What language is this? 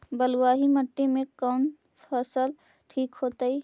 Magahi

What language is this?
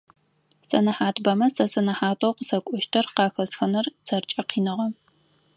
Adyghe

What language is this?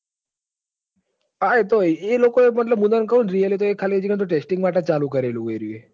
Gujarati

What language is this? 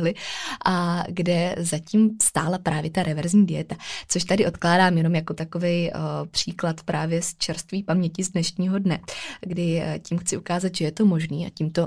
Czech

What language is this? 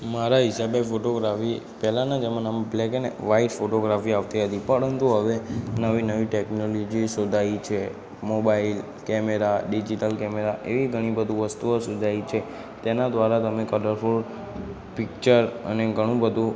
Gujarati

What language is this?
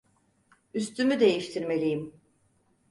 Turkish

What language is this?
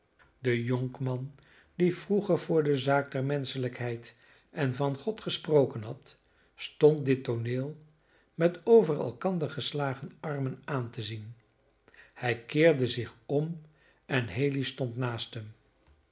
Dutch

